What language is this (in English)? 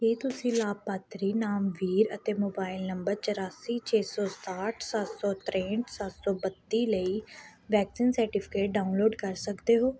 Punjabi